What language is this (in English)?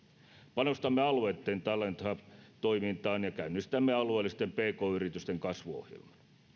Finnish